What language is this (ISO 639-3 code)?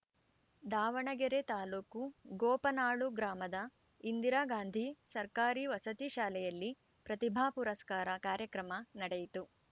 kan